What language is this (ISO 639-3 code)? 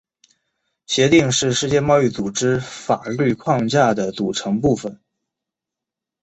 zho